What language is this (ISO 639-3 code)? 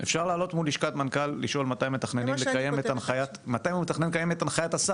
heb